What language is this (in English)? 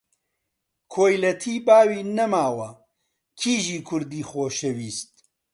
Central Kurdish